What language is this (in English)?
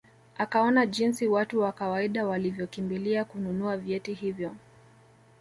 Swahili